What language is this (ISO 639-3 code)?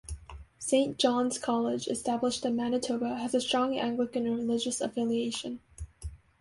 eng